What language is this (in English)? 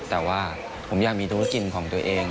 Thai